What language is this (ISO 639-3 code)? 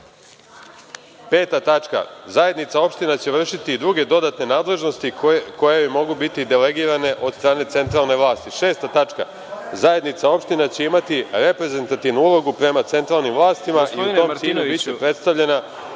srp